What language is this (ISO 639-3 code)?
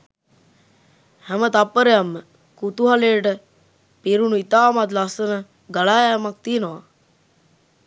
sin